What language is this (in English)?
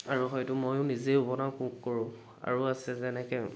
Assamese